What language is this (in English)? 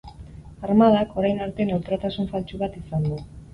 Basque